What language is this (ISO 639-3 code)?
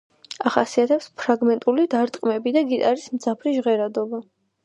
kat